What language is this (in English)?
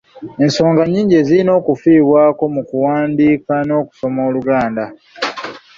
Ganda